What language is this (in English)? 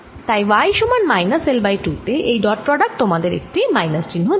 Bangla